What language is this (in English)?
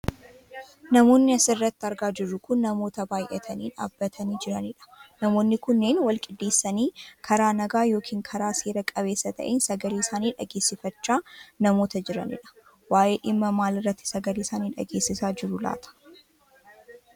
Oromo